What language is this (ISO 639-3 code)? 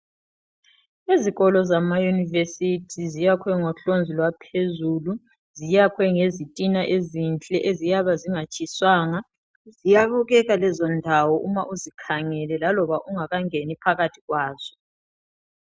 nde